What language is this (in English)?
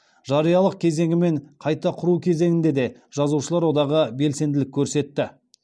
Kazakh